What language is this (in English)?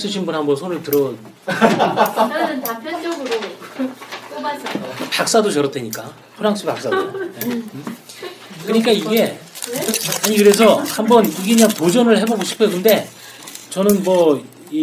Korean